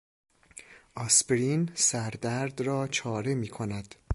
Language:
Persian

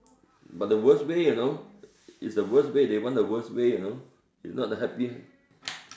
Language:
English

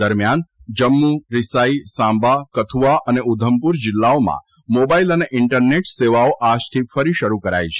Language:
Gujarati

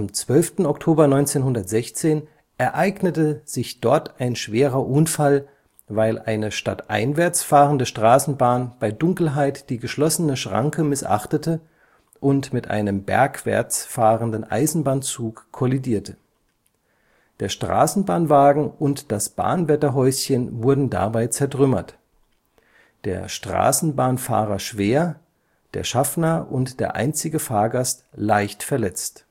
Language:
German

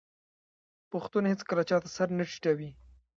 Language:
Pashto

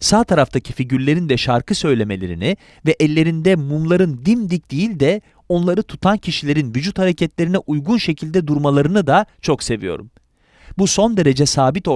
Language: Turkish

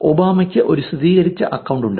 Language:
Malayalam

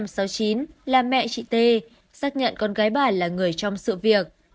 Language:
Vietnamese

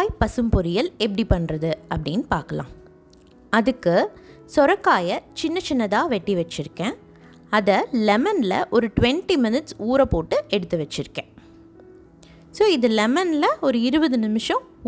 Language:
Tamil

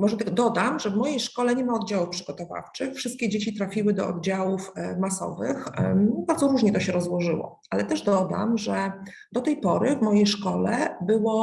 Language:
Polish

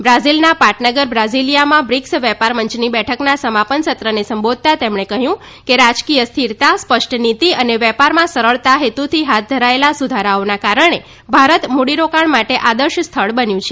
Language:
Gujarati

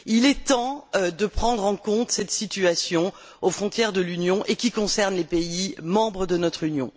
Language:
French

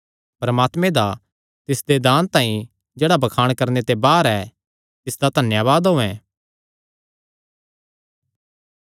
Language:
Kangri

